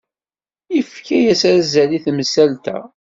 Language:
Kabyle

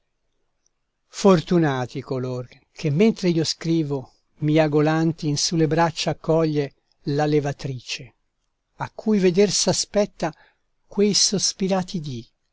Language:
Italian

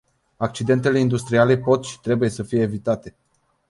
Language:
Romanian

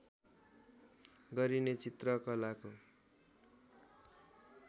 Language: Nepali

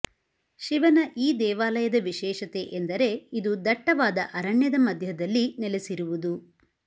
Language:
Kannada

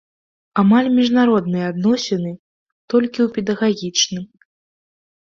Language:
Belarusian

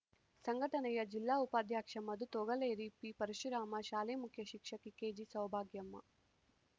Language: Kannada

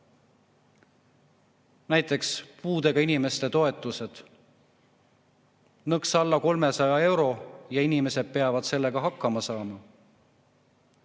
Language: Estonian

